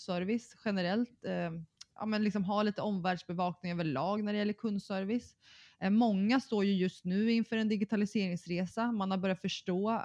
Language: Swedish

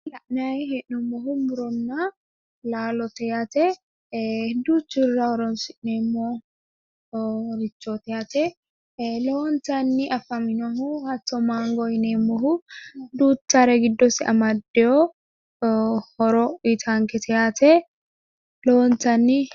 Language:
Sidamo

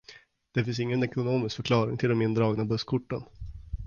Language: Swedish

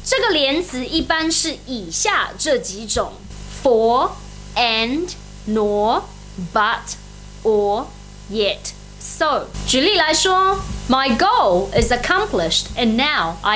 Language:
Chinese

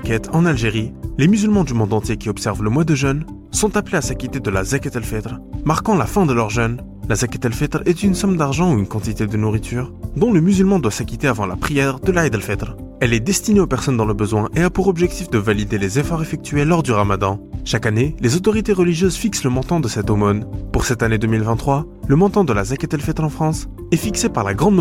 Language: French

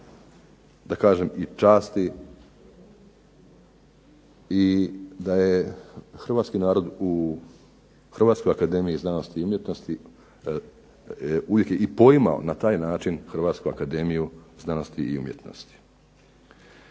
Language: Croatian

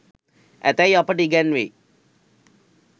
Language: Sinhala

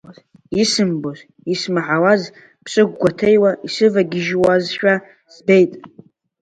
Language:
Abkhazian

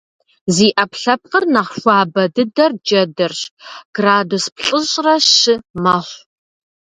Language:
Kabardian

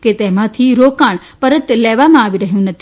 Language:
Gujarati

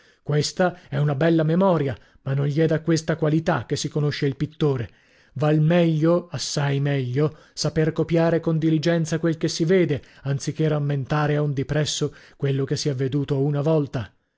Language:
Italian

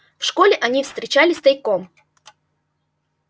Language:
Russian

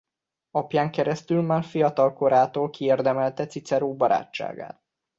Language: Hungarian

